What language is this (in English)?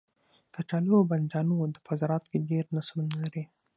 Pashto